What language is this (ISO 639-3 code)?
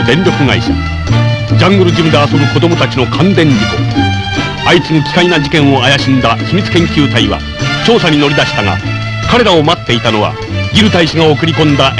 jpn